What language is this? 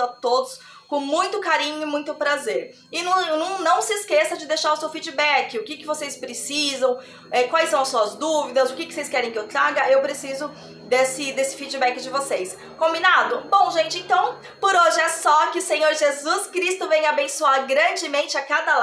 Portuguese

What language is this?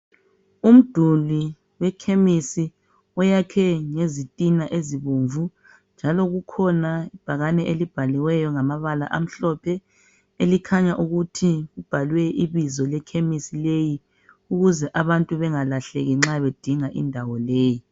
North Ndebele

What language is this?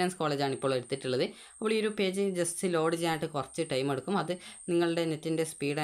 Malayalam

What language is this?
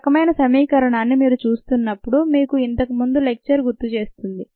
Telugu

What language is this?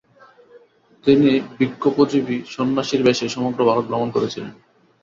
Bangla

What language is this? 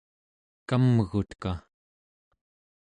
Central Yupik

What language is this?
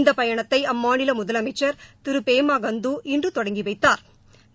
Tamil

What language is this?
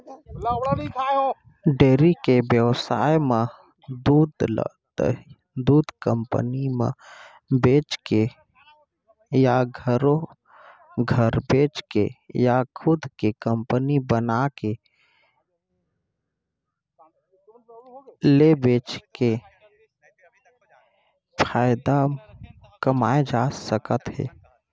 Chhattisgarhi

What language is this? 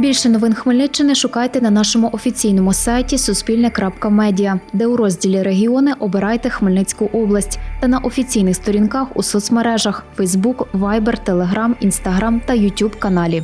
Ukrainian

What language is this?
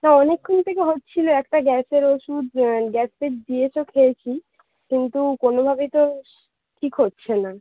Bangla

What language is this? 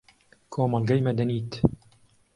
Central Kurdish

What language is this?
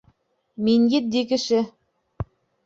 Bashkir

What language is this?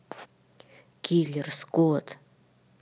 Russian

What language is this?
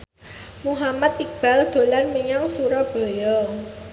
Javanese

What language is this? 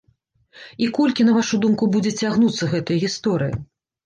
Belarusian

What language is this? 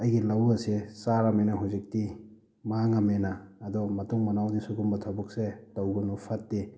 Manipuri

